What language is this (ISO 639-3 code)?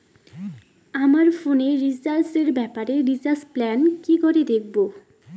ben